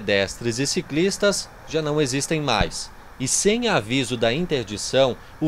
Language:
Portuguese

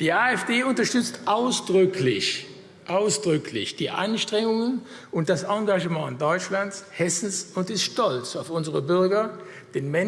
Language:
German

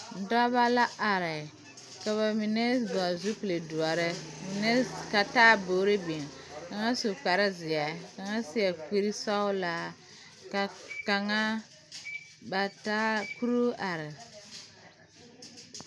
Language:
Southern Dagaare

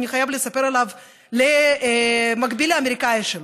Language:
Hebrew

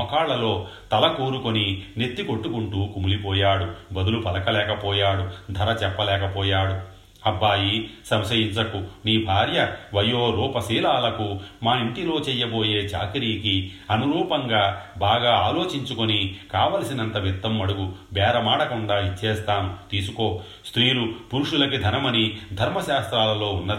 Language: Telugu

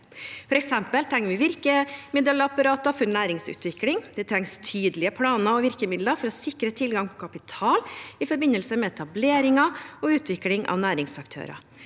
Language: Norwegian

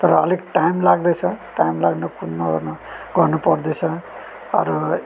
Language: Nepali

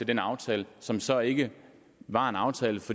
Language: Danish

